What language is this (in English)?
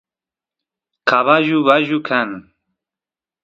Santiago del Estero Quichua